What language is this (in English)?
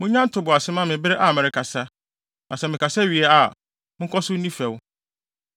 Akan